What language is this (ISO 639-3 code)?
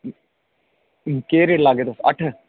doi